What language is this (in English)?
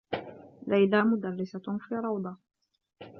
Arabic